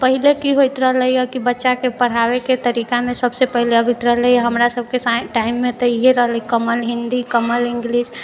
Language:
Maithili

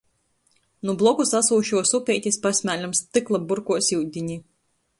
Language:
Latgalian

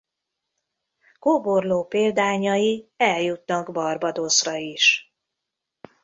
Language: Hungarian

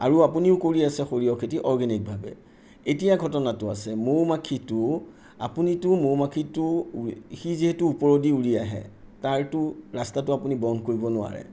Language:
Assamese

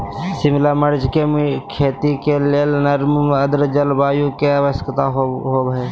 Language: Magahi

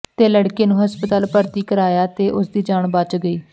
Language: Punjabi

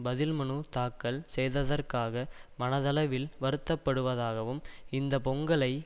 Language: Tamil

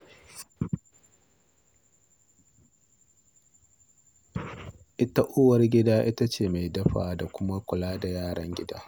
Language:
Hausa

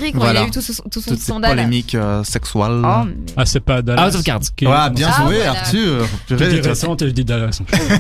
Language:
French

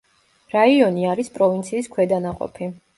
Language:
Georgian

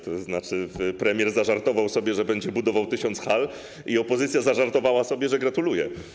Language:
Polish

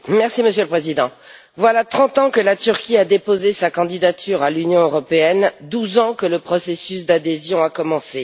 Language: French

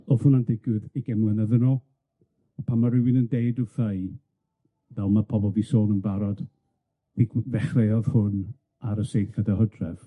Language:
Welsh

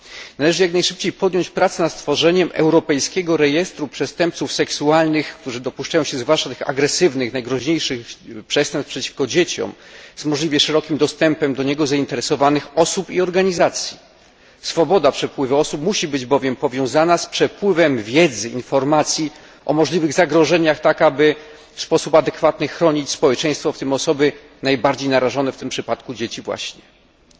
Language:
Polish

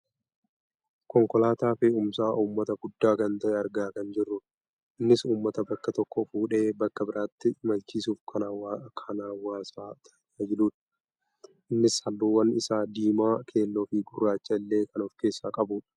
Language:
Oromo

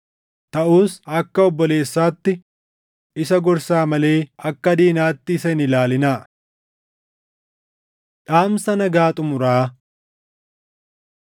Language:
Oromo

